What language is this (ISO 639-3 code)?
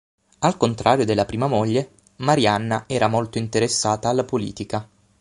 ita